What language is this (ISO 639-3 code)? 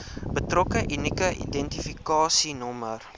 afr